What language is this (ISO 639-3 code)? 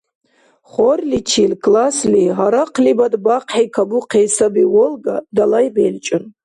dar